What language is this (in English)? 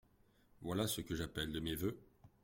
French